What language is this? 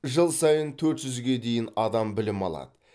Kazakh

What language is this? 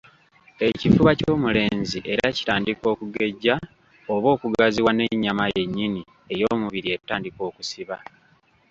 Ganda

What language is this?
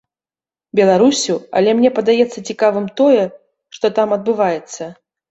Belarusian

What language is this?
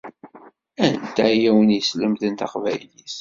Kabyle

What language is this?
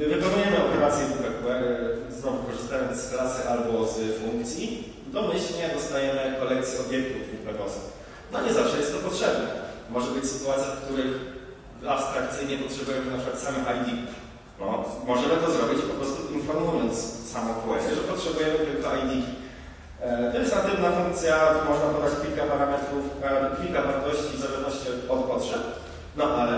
Polish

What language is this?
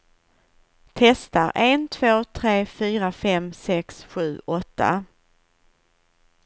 Swedish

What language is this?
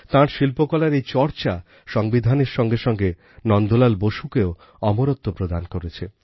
Bangla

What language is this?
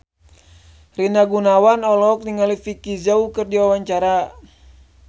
Sundanese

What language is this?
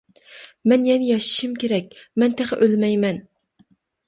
Uyghur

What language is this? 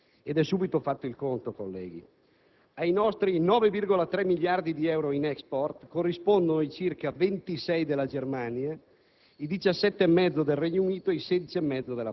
Italian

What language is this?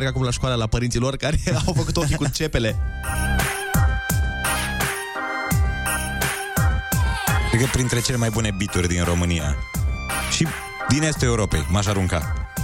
Romanian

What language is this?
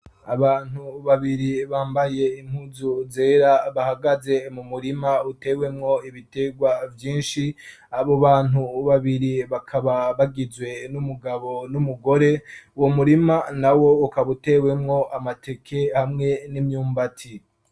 Rundi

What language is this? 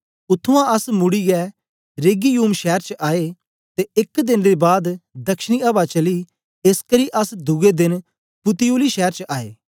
Dogri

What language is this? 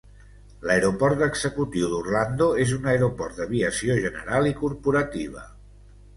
Catalan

